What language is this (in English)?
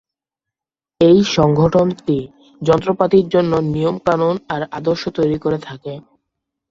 Bangla